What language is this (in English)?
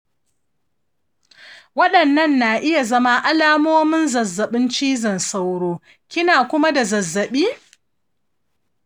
Hausa